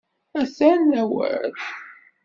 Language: Kabyle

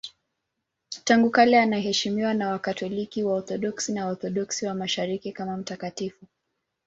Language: Swahili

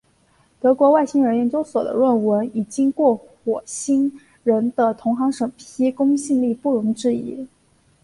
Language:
Chinese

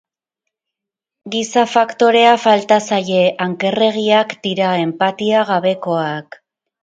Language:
Basque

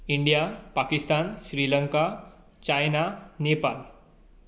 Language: Konkani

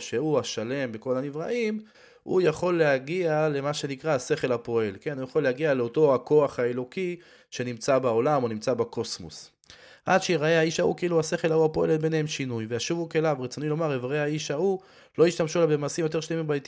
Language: Hebrew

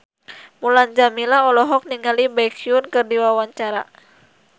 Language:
Sundanese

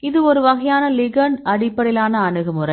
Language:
Tamil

